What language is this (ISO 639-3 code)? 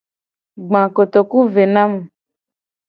gej